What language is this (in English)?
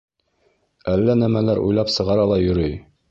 Bashkir